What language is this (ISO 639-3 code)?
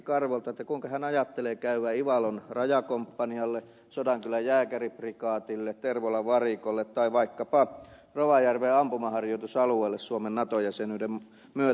fin